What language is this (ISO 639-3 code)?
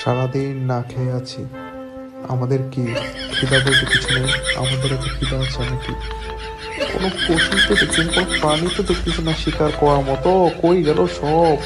ron